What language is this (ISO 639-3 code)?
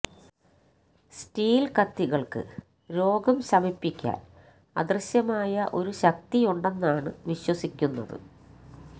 mal